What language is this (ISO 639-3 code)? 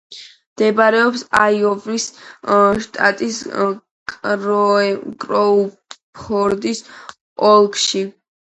kat